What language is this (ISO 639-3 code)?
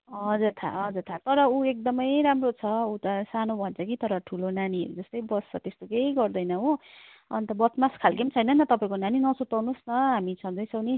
nep